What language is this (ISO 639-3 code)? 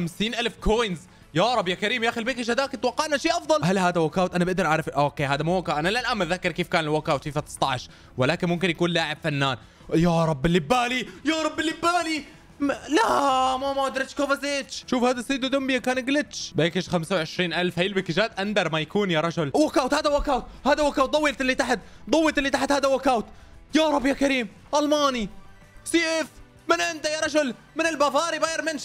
ara